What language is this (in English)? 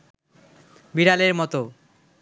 Bangla